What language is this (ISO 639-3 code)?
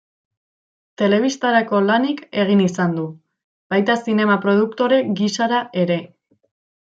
eus